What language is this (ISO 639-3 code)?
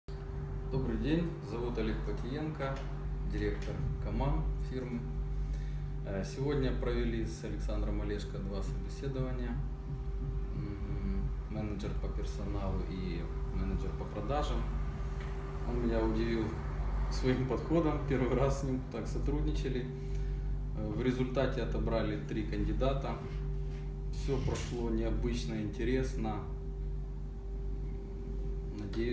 rus